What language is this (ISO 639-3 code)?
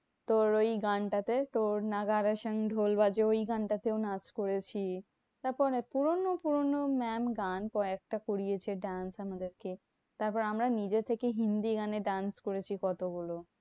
ben